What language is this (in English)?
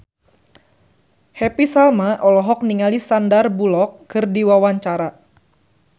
Sundanese